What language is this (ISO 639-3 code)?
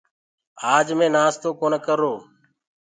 ggg